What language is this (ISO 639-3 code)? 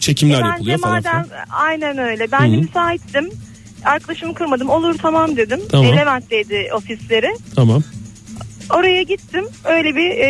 tur